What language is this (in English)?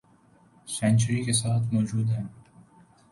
Urdu